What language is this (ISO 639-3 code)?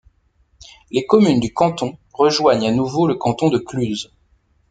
fra